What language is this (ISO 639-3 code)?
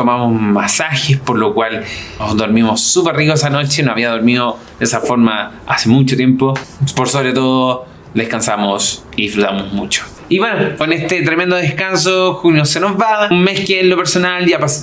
spa